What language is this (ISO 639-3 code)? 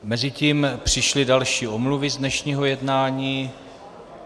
ces